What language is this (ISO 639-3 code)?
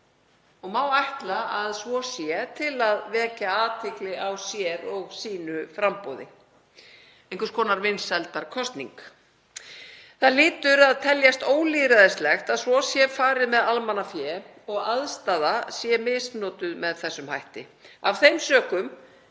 isl